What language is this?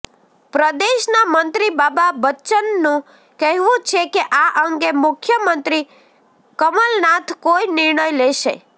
Gujarati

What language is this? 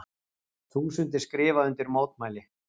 Icelandic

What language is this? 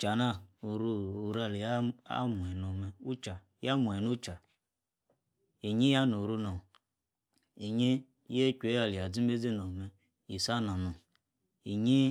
Yace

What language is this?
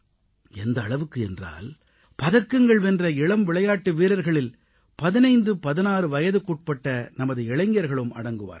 Tamil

